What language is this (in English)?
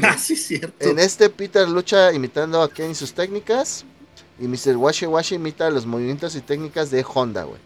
Spanish